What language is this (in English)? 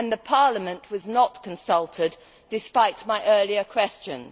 English